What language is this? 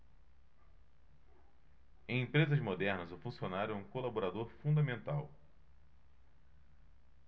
Portuguese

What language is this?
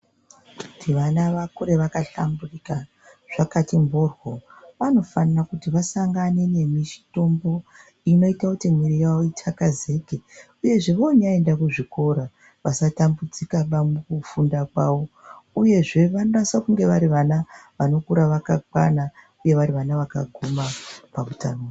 Ndau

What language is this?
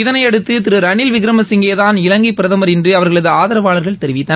Tamil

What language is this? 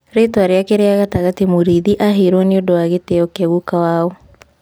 Kikuyu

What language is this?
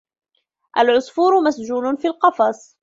Arabic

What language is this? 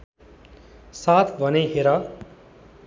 Nepali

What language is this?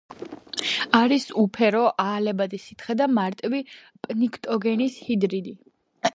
Georgian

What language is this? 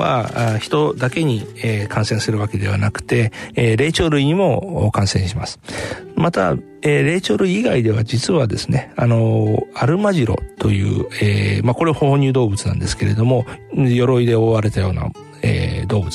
Japanese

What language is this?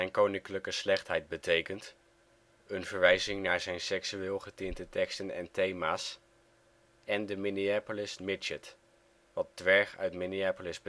Dutch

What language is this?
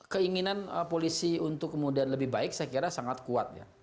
Indonesian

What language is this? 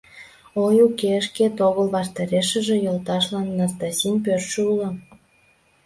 Mari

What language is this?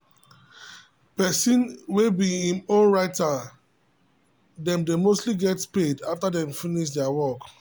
Nigerian Pidgin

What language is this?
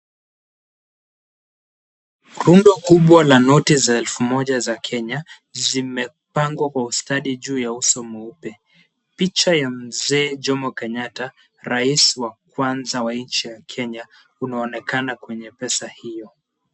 Swahili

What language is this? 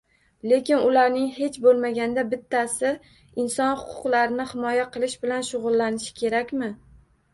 Uzbek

